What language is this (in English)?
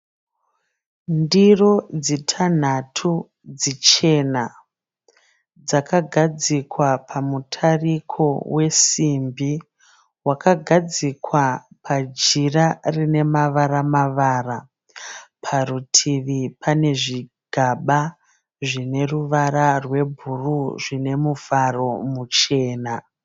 Shona